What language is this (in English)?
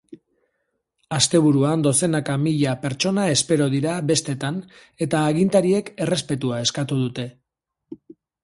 Basque